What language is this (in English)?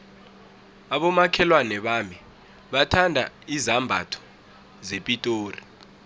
South Ndebele